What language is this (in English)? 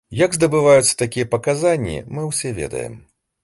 Belarusian